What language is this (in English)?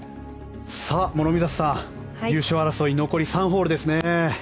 Japanese